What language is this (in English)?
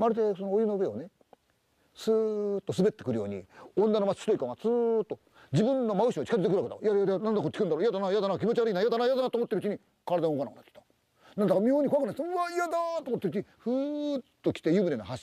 Japanese